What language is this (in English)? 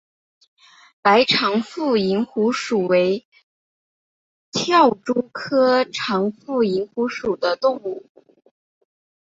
Chinese